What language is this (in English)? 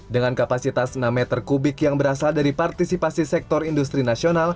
Indonesian